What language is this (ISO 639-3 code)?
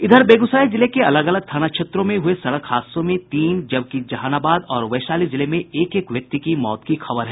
hin